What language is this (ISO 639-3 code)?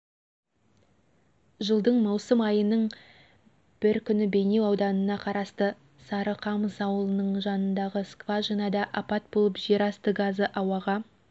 kaz